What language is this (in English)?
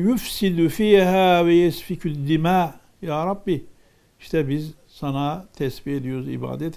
Turkish